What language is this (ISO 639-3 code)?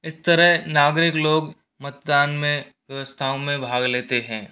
hin